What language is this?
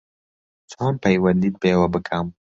Central Kurdish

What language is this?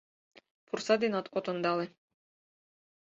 Mari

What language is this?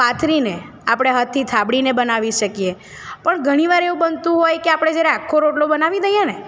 Gujarati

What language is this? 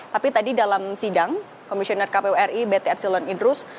Indonesian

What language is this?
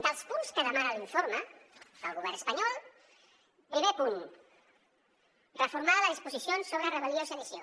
Catalan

